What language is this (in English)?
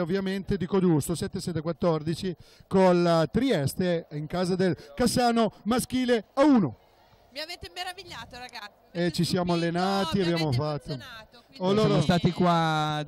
Italian